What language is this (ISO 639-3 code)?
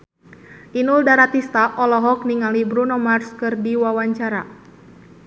sun